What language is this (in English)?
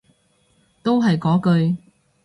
Cantonese